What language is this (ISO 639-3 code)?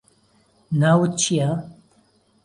ckb